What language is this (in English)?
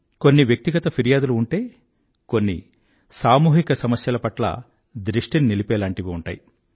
Telugu